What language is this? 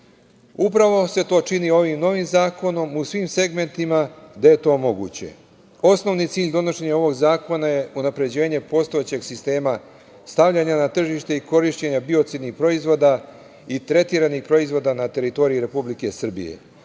Serbian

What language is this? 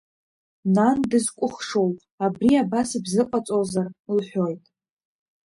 Abkhazian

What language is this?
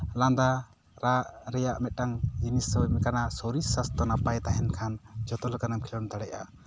Santali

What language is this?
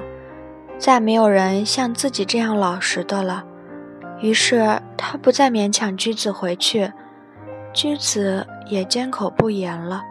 Chinese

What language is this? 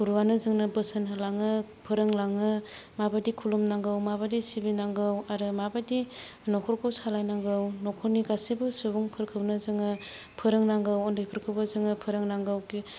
Bodo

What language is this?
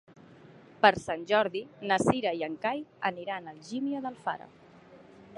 Catalan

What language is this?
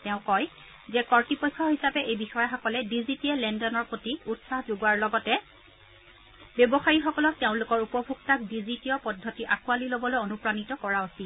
Assamese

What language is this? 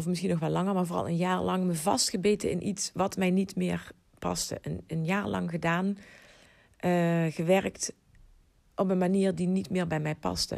Dutch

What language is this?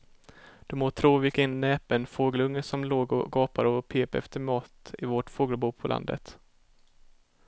Swedish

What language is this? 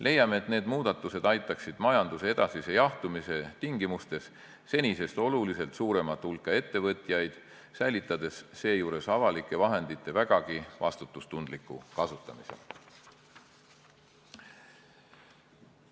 Estonian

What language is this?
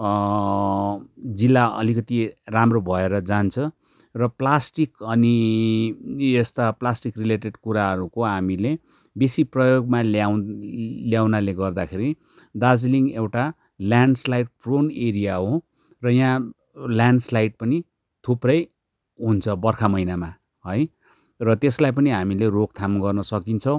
Nepali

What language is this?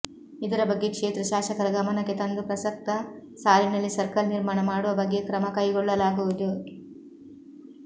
Kannada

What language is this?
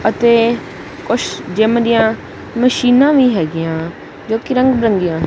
Punjabi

